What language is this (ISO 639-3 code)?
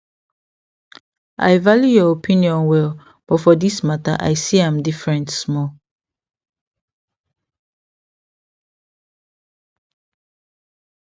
pcm